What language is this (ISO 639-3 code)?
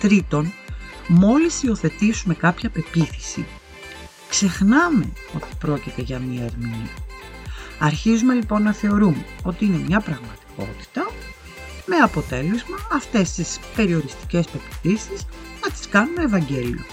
ell